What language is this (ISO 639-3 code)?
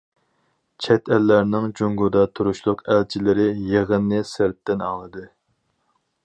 uig